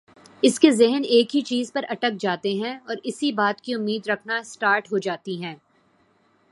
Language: Urdu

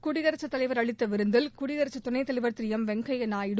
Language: Tamil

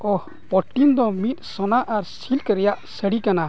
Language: Santali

